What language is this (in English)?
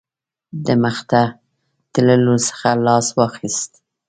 Pashto